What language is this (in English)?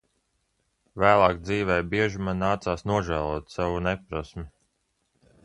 Latvian